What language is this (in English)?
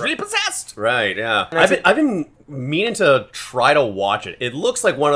English